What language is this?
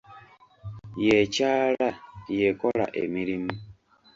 Ganda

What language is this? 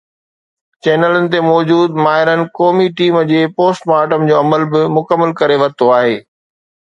Sindhi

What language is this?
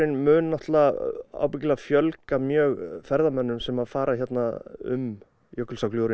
Icelandic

